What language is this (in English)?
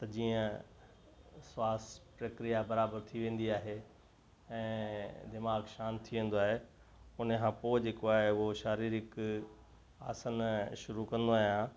Sindhi